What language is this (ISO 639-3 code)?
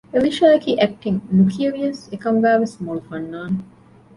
div